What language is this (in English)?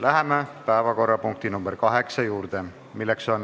Estonian